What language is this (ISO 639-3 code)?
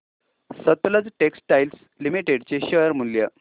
mar